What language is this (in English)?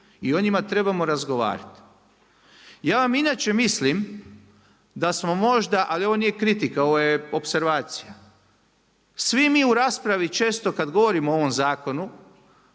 Croatian